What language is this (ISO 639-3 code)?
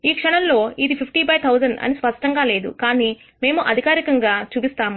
tel